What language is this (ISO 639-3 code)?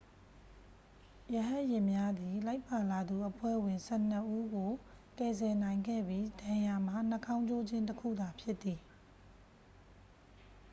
mya